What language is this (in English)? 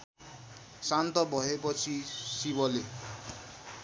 Nepali